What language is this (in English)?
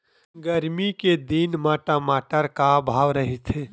Chhattisgarhi